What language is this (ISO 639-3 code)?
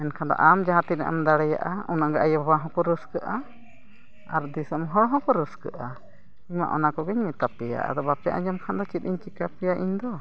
sat